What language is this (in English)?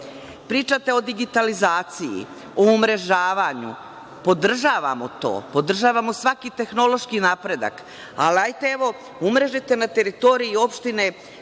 Serbian